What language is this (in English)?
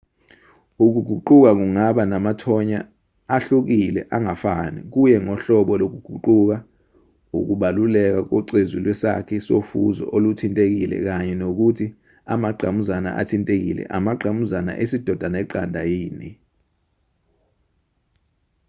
Zulu